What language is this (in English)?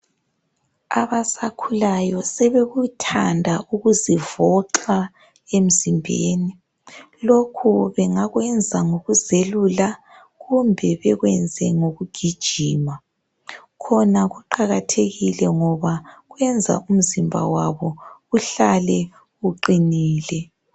North Ndebele